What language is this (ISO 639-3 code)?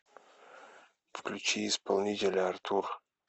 rus